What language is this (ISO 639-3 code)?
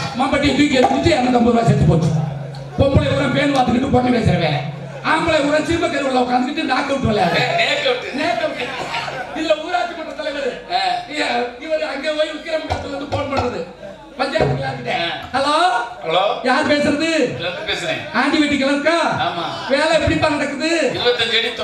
tam